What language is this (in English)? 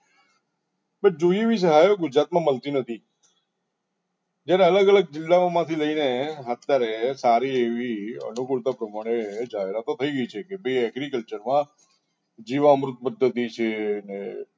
Gujarati